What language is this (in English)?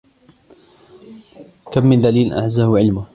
Arabic